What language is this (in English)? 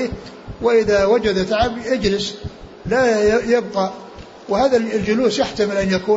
Arabic